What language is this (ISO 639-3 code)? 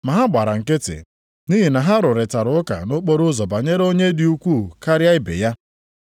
ibo